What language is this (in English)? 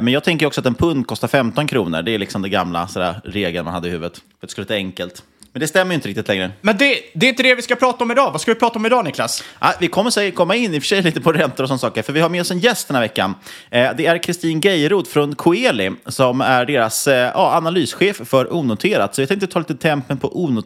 Swedish